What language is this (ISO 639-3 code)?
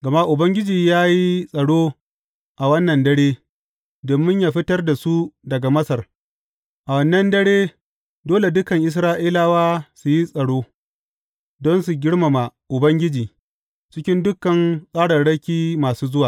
hau